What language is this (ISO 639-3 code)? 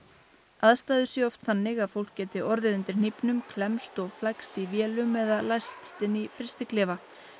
isl